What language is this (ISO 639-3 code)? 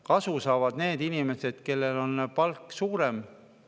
est